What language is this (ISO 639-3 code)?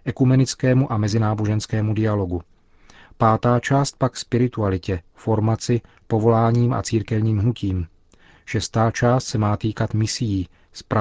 ces